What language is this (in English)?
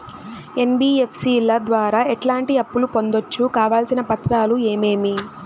Telugu